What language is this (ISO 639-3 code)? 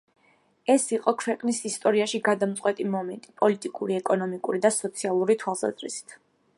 kat